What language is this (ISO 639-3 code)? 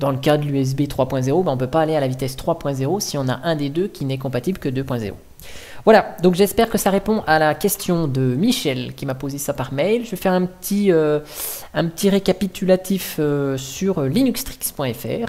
fra